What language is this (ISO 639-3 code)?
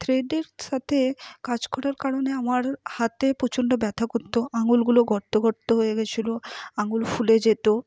ben